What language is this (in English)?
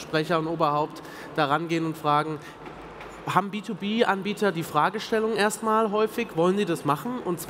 German